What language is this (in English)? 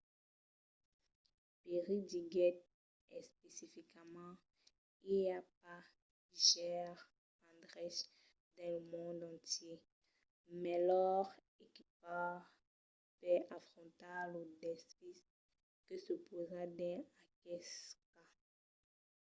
Occitan